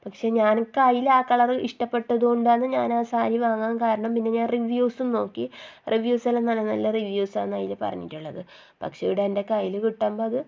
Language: Malayalam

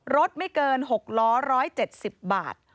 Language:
Thai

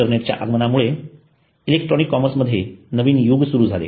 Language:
Marathi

